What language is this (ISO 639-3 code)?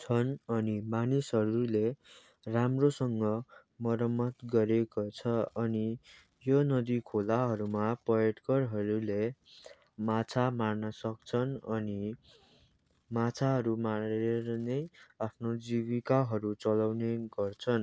nep